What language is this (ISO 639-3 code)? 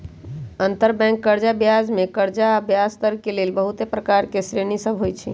mag